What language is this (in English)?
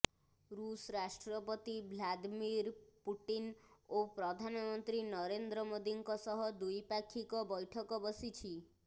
Odia